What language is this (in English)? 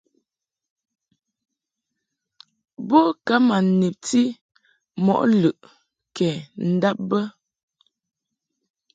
Mungaka